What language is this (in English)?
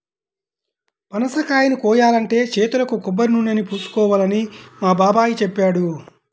Telugu